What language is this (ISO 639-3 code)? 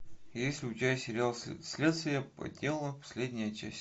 rus